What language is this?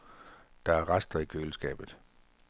Danish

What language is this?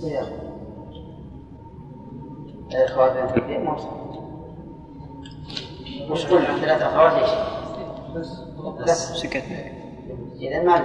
Arabic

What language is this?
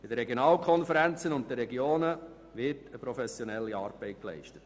Swiss German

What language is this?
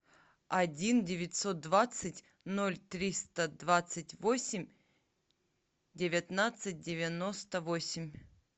Russian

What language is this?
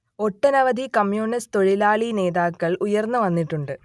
Malayalam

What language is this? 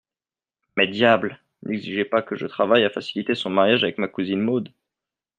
French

